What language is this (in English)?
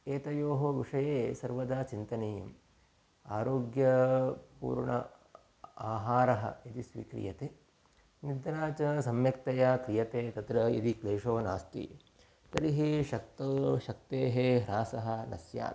Sanskrit